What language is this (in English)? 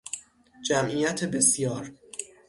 Persian